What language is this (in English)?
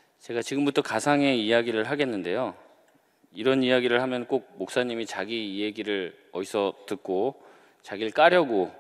Korean